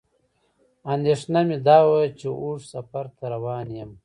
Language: Pashto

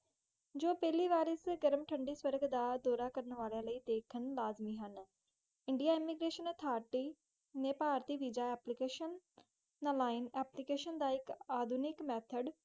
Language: Punjabi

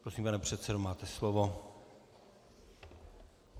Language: Czech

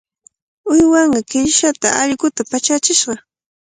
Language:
Cajatambo North Lima Quechua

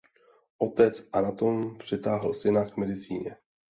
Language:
Czech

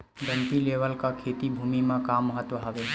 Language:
Chhattisgarhi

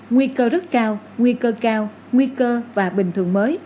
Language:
Vietnamese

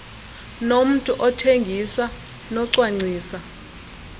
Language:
Xhosa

